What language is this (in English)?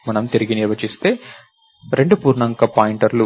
Telugu